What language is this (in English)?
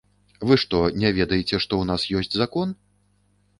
Belarusian